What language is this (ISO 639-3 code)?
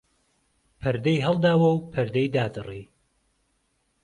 ckb